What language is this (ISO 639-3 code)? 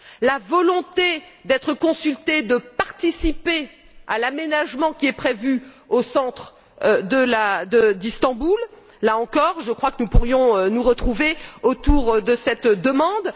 fra